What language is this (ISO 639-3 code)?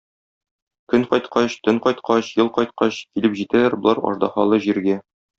tat